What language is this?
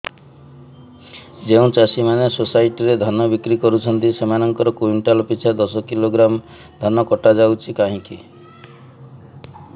Odia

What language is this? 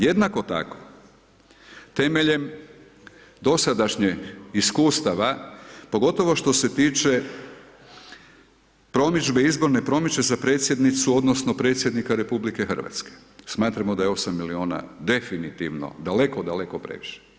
Croatian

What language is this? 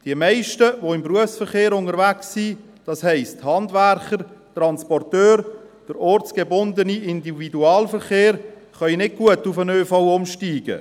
Swiss German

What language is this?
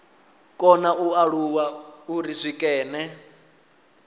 Venda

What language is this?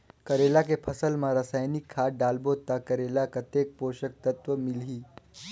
Chhattisgarhi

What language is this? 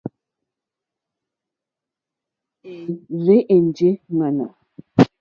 Mokpwe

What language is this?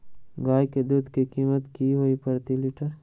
Magahi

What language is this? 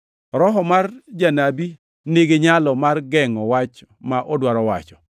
Luo (Kenya and Tanzania)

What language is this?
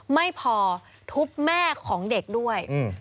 Thai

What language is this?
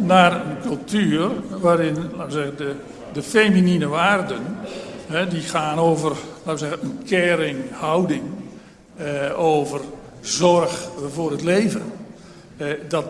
Dutch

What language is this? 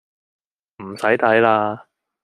Cantonese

